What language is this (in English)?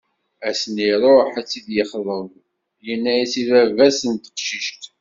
Kabyle